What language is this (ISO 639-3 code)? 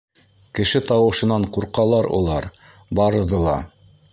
bak